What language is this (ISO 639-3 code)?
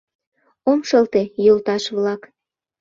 chm